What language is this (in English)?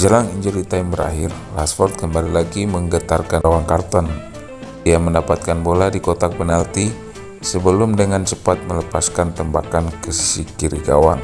Indonesian